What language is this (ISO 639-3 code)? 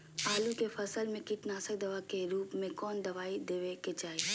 mag